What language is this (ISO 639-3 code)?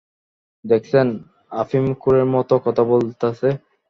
ben